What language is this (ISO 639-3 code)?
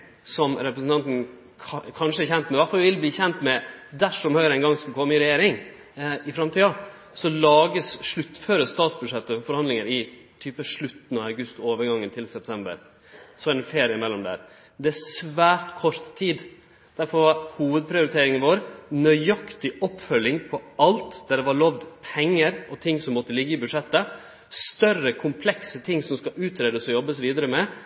nno